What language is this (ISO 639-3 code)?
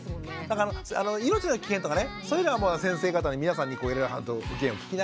jpn